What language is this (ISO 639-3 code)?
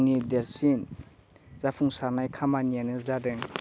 brx